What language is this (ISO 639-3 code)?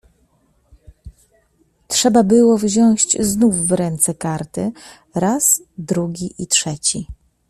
pol